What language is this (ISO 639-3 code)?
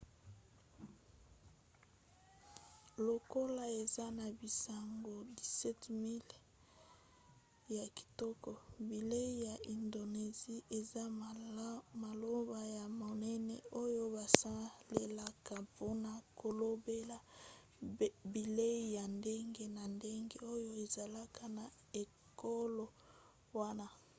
lin